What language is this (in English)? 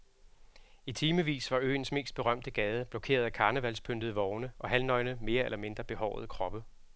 Danish